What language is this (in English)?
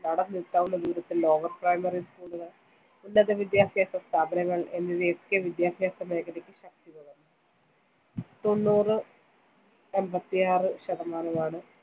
Malayalam